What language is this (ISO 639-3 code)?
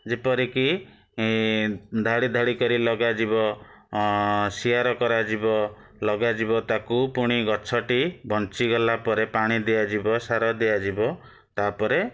ori